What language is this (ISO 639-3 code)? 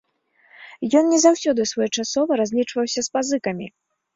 bel